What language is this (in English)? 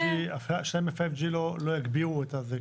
Hebrew